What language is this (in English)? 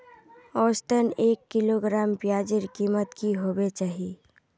Magahi